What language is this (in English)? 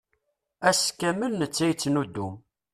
Kabyle